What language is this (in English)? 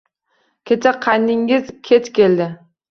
Uzbek